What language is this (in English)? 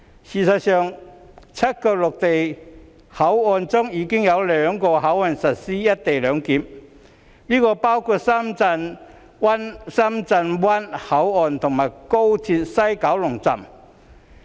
Cantonese